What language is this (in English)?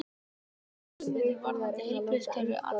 Icelandic